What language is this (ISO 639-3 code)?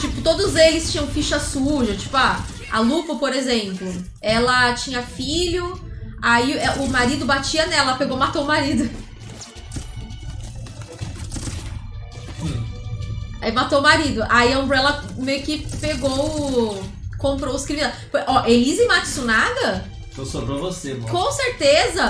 por